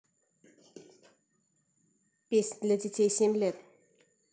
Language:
Russian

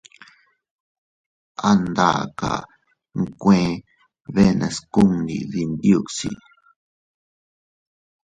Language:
Teutila Cuicatec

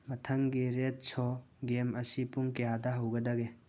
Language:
Manipuri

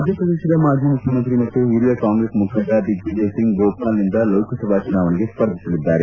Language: Kannada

